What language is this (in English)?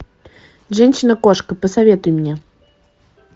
Russian